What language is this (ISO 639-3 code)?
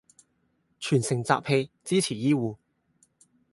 yue